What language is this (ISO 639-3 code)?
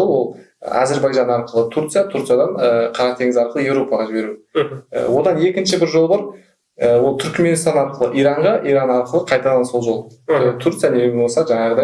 tur